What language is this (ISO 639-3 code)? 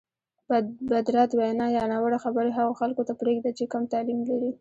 pus